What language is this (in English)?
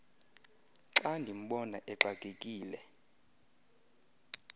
Xhosa